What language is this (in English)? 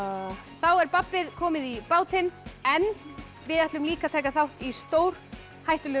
Icelandic